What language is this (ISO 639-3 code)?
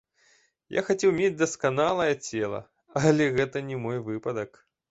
bel